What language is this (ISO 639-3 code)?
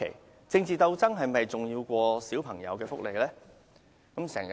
yue